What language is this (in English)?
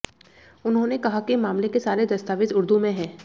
Hindi